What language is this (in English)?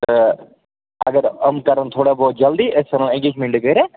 Kashmiri